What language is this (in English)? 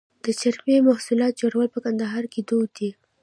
Pashto